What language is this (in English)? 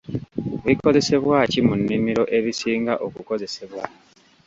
Ganda